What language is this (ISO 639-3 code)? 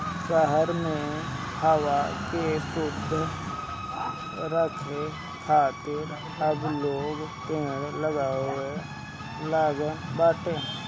bho